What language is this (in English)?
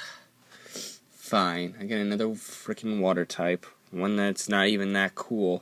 English